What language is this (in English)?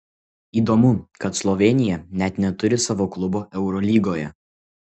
Lithuanian